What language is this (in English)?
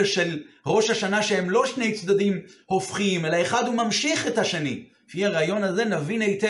Hebrew